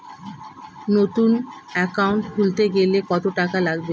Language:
Bangla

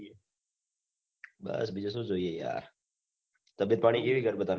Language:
Gujarati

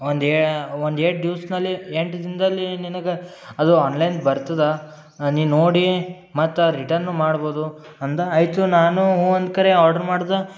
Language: Kannada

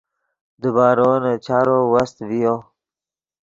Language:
Yidgha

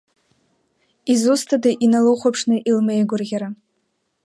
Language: Abkhazian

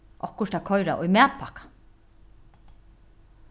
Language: Faroese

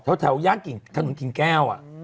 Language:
Thai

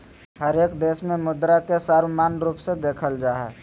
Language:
Magahi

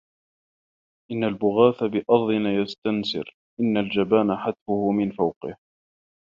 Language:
Arabic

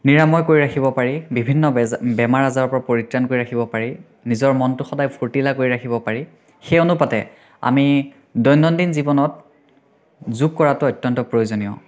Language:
Assamese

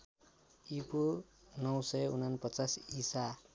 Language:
Nepali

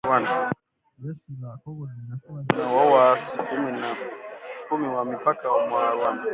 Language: Swahili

